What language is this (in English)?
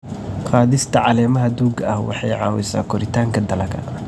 Somali